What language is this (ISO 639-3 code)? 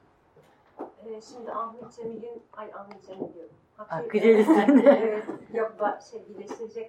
tur